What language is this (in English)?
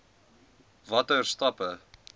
Afrikaans